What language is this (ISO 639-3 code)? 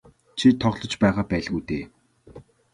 mon